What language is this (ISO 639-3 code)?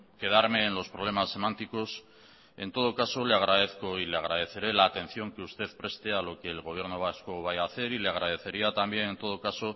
spa